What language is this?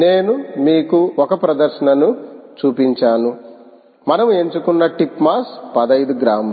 Telugu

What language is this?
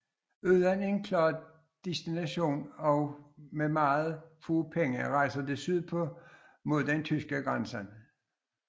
Danish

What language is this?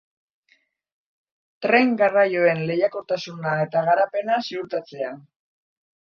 Basque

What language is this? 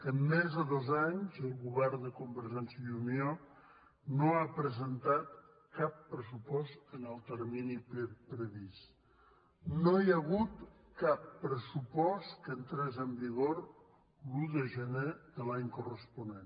Catalan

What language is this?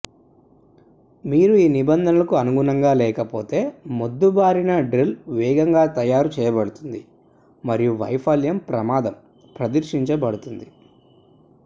Telugu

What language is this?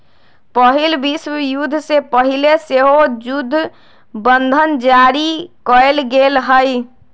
Magahi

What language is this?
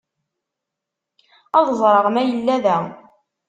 Kabyle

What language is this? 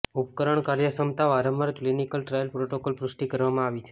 Gujarati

